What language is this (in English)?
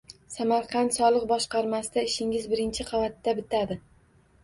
Uzbek